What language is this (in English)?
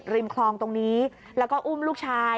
Thai